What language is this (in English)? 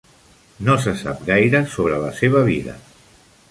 Catalan